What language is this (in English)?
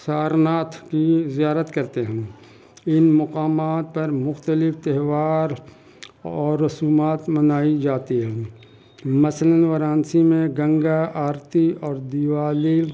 Urdu